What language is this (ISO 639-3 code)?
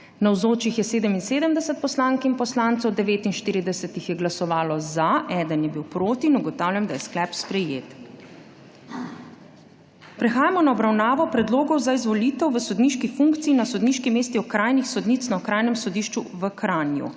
slv